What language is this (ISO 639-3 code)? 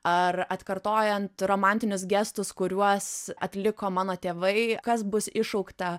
lit